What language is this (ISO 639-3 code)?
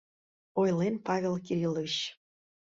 chm